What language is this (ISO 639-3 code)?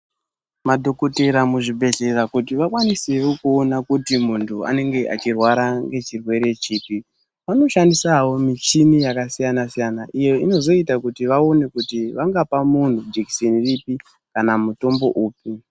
ndc